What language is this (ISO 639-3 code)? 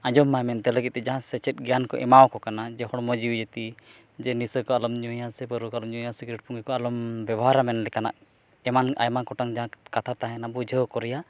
sat